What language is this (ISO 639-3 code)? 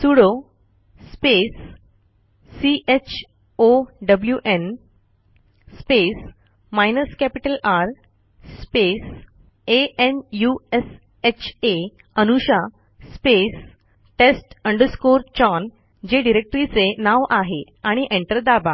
mar